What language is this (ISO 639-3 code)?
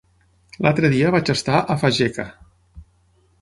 cat